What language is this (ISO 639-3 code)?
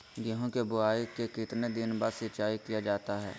mag